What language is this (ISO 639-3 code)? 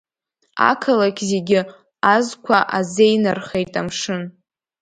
abk